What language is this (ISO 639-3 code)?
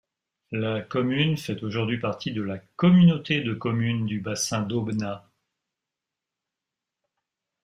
fra